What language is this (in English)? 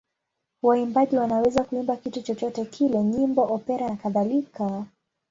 Swahili